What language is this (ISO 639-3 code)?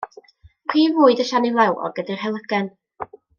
cym